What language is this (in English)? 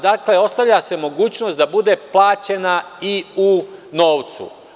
Serbian